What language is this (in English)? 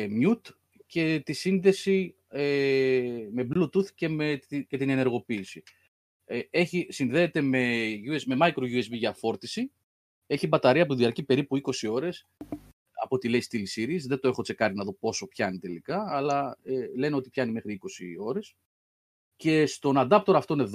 Greek